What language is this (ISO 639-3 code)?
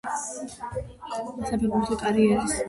kat